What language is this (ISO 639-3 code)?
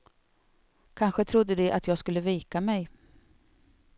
swe